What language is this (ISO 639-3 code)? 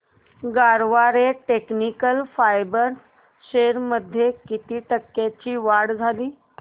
mar